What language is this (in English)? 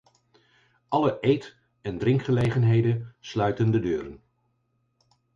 Dutch